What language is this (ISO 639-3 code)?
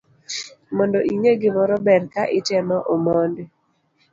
luo